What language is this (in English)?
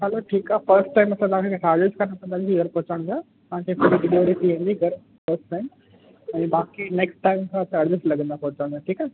Sindhi